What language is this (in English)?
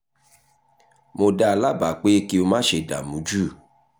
Yoruba